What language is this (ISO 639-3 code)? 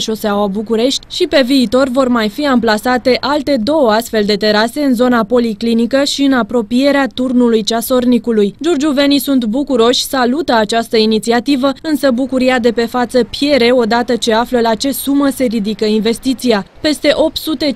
ron